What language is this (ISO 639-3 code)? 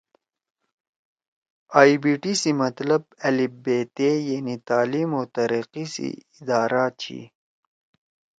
trw